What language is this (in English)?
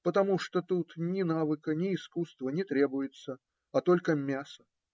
Russian